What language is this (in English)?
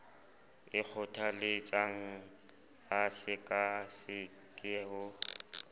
Southern Sotho